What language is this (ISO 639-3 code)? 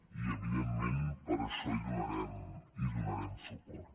cat